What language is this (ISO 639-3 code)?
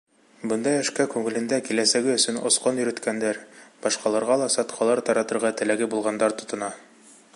bak